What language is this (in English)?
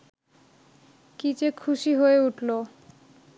Bangla